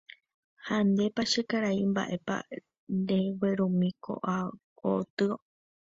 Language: Guarani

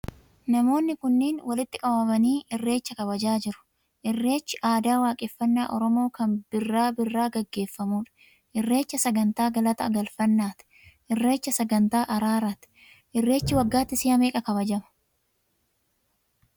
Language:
Oromo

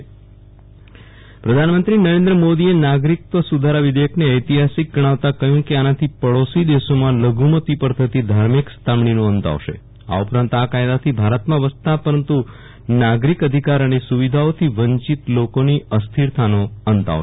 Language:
Gujarati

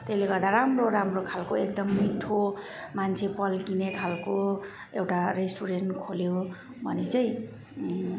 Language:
Nepali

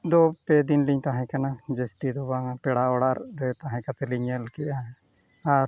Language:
Santali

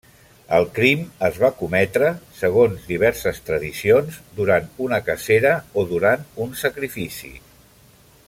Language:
Catalan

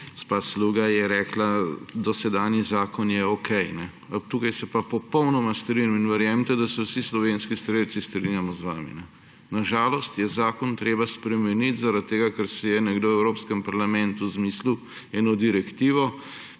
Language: Slovenian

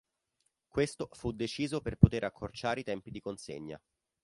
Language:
Italian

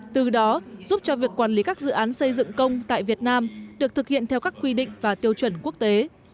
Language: Vietnamese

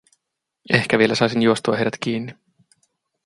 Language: Finnish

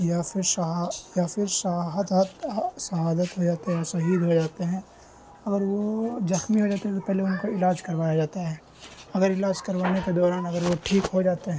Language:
Urdu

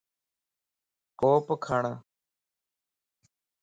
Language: Lasi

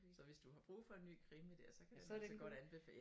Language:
Danish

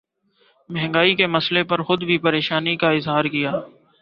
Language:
Urdu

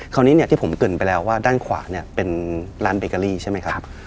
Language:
Thai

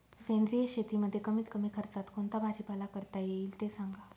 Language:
Marathi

